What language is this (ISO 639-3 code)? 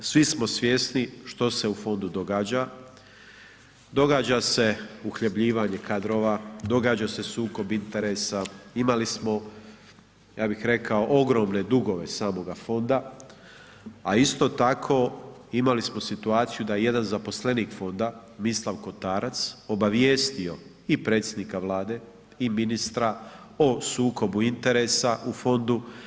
hrv